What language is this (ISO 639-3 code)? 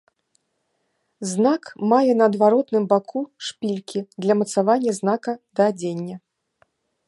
bel